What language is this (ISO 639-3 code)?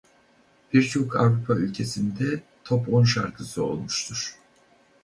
tur